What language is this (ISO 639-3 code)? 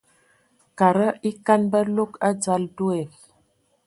ewo